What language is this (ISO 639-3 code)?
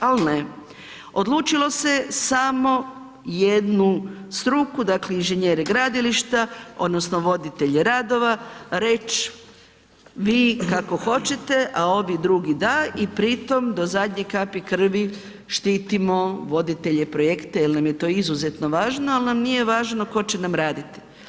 hrv